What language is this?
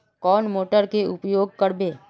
Magahi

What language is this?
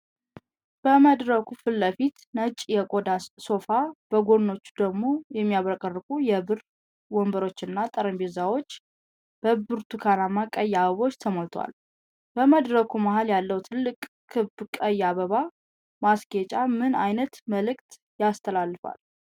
Amharic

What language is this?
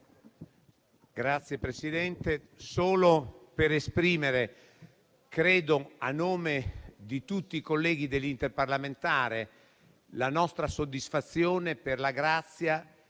Italian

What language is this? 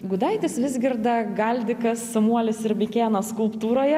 Lithuanian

